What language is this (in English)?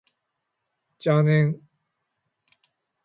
Japanese